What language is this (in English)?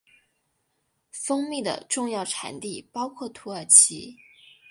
Chinese